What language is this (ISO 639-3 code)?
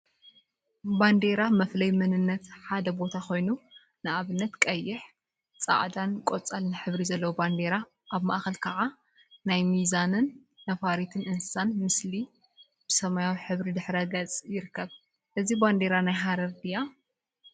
tir